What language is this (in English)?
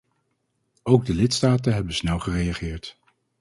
Dutch